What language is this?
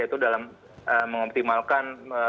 Indonesian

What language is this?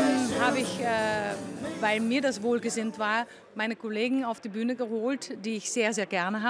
German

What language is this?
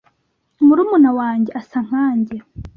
Kinyarwanda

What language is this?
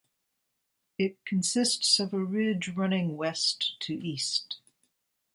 English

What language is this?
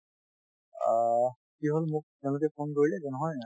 Assamese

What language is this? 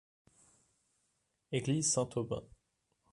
French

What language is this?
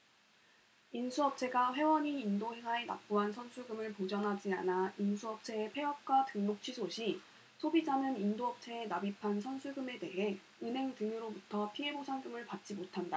Korean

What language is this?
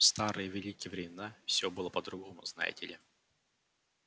Russian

